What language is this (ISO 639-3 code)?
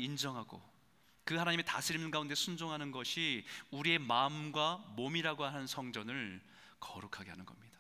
kor